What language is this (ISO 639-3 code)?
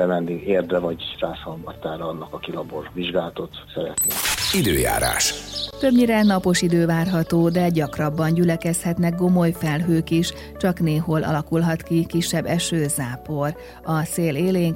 hun